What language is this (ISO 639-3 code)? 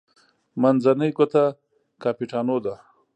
pus